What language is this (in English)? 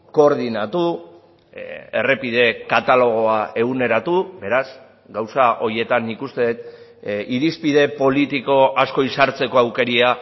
Basque